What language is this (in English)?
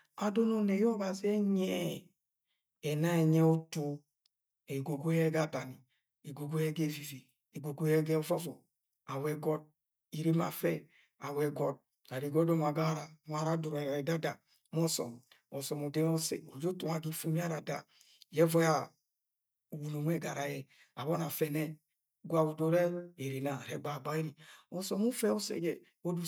Agwagwune